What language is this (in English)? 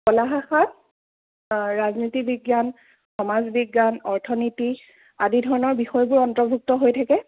Assamese